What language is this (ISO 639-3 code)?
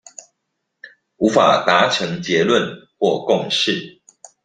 zho